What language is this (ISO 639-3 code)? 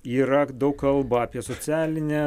lit